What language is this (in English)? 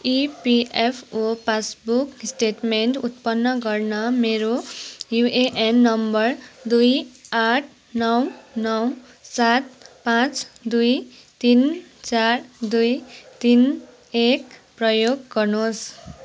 Nepali